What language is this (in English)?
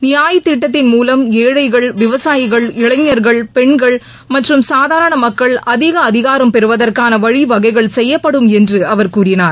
Tamil